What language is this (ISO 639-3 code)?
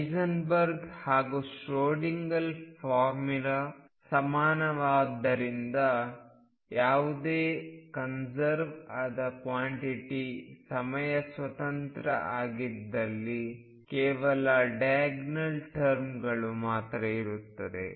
kan